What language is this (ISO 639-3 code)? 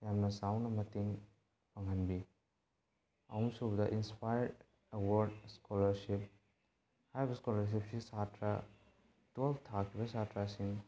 mni